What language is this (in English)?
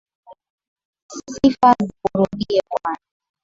Swahili